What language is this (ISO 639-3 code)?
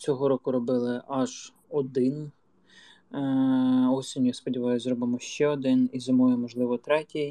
ukr